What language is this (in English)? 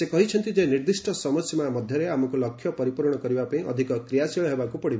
Odia